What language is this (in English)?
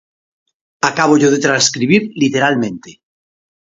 Galician